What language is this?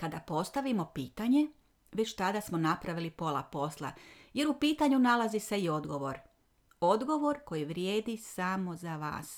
Croatian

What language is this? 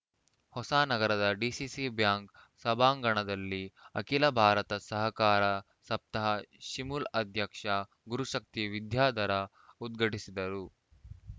Kannada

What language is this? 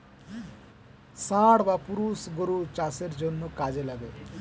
Bangla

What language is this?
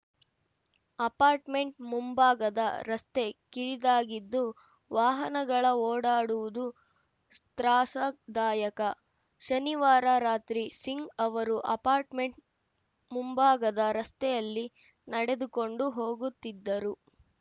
Kannada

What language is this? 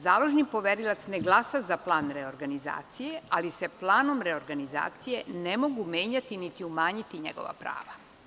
Serbian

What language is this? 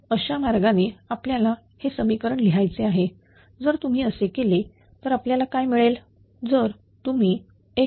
Marathi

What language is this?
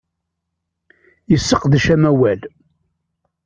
Kabyle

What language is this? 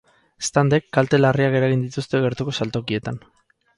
Basque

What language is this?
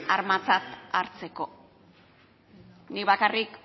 Basque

